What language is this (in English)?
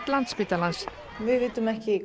Icelandic